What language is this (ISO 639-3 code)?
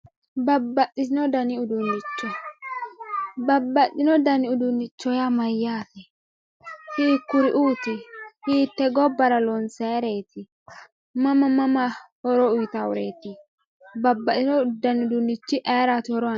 sid